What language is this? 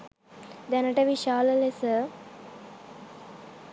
Sinhala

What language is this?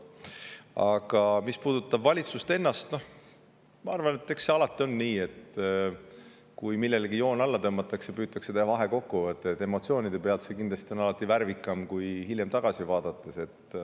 Estonian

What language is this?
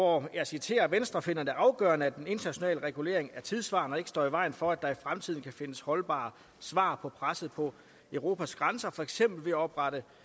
Danish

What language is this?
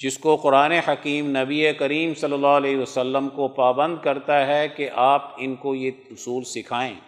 Urdu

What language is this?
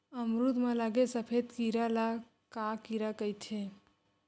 Chhattisgarhi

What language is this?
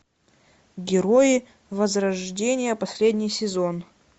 Russian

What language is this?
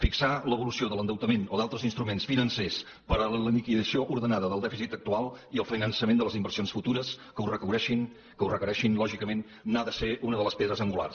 Catalan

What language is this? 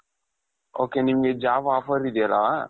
Kannada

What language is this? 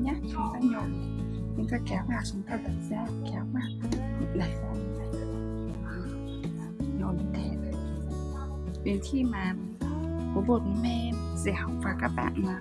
Vietnamese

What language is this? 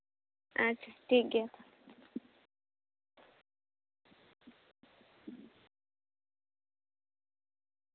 Santali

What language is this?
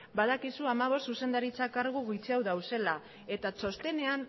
Basque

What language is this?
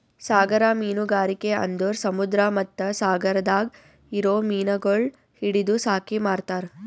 Kannada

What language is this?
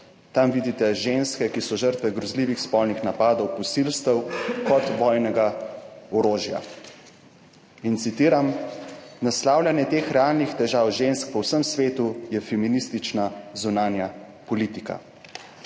Slovenian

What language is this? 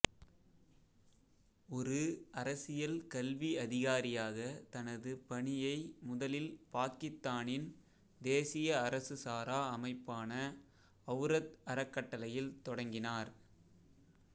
Tamil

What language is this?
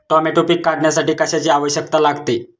Marathi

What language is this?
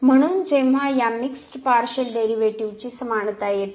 Marathi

